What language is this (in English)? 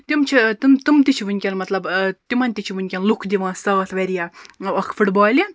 Kashmiri